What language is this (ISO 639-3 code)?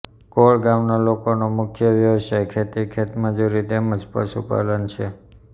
guj